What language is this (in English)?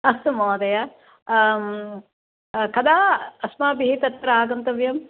Sanskrit